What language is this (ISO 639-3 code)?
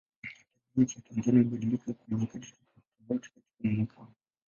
swa